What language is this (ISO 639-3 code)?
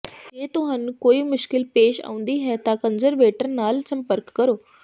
pan